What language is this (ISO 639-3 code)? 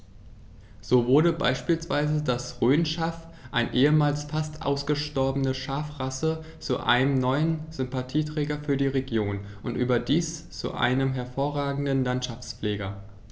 deu